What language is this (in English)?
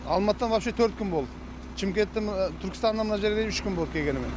Kazakh